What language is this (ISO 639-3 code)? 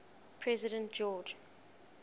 eng